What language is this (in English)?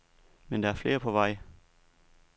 Danish